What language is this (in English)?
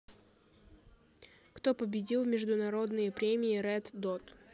Russian